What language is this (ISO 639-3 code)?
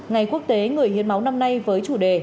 vie